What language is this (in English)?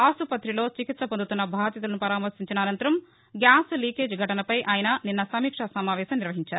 Telugu